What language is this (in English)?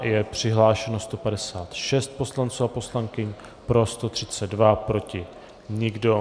Czech